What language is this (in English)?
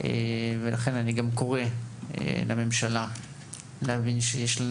Hebrew